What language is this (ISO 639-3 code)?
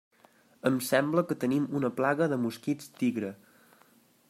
cat